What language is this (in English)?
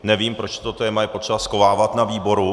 Czech